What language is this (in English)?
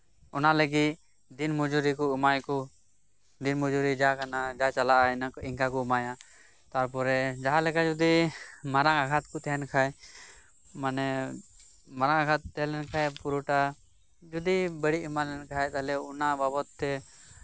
Santali